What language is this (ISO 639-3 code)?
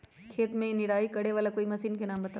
mag